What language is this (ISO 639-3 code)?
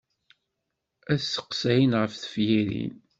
kab